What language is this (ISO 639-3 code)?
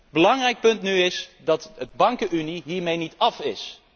nld